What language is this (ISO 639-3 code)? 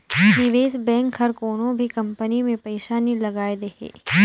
hne